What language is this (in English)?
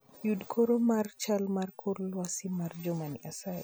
Luo (Kenya and Tanzania)